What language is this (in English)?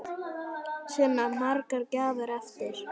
Icelandic